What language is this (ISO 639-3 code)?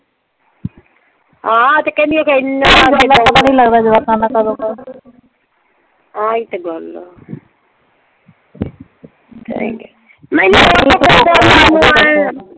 pan